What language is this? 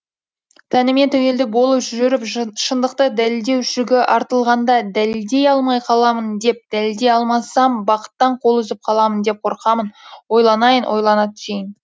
Kazakh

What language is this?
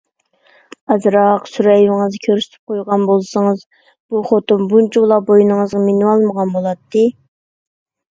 Uyghur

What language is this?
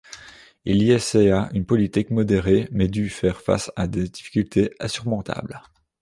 French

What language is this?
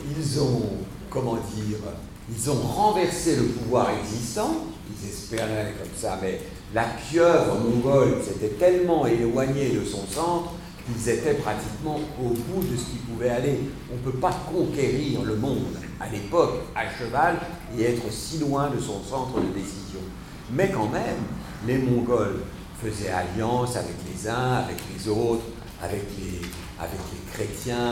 French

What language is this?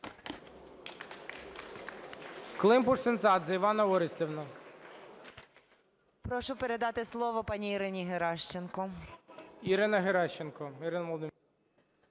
Ukrainian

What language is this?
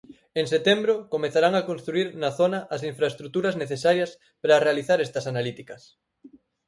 Galician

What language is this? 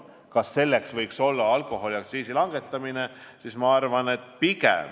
Estonian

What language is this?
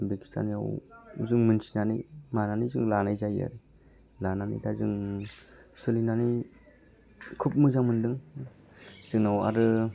Bodo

